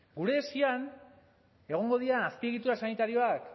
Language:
Basque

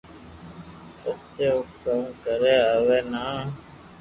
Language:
Loarki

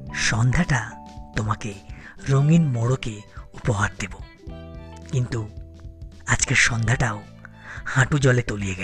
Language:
Bangla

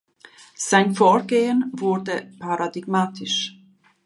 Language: German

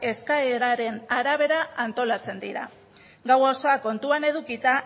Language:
Basque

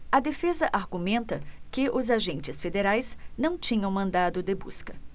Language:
Portuguese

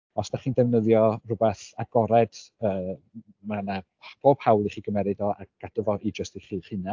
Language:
Welsh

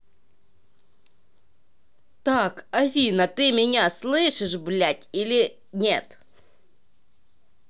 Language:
Russian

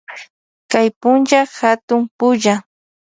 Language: Loja Highland Quichua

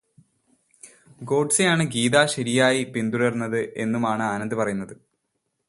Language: Malayalam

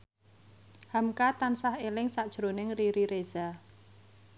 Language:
Javanese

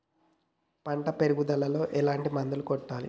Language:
Telugu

